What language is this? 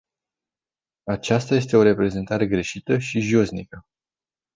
Romanian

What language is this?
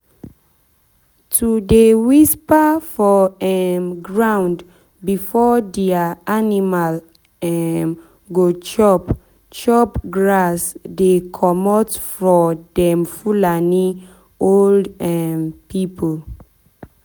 Nigerian Pidgin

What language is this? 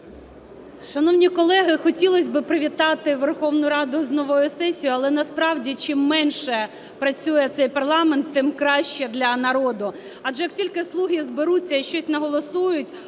Ukrainian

